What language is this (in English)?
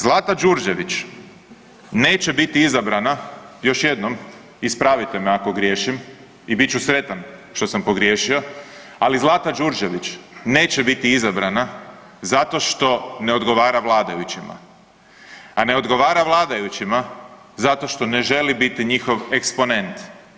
Croatian